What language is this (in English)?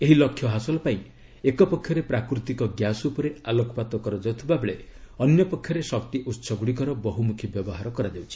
Odia